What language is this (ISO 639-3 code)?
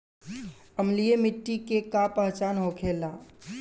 bho